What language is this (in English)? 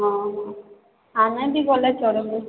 Odia